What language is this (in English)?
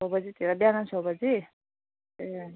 Nepali